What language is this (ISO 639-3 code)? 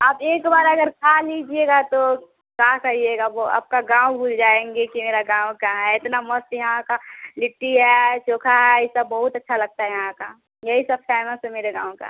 hin